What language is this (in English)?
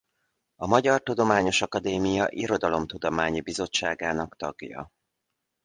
Hungarian